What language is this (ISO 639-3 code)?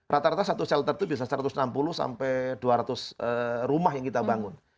ind